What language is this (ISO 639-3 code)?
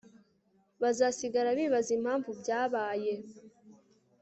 kin